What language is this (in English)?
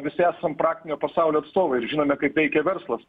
Lithuanian